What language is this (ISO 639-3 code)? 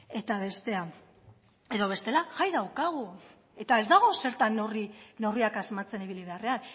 eus